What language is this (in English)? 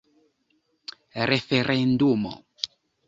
Esperanto